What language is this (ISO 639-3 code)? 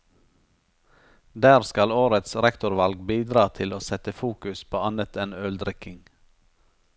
nor